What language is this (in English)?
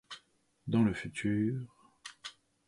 French